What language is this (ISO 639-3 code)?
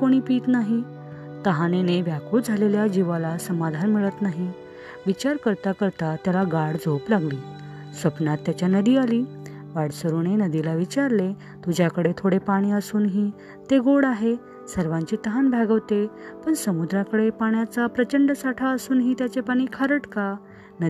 mar